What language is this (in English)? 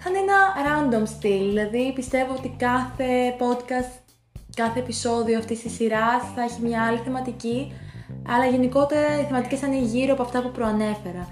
Greek